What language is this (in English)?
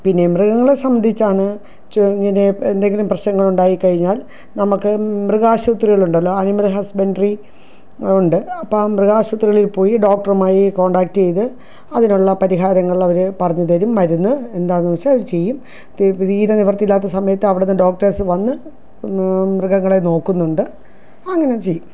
Malayalam